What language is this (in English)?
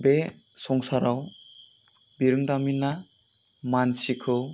Bodo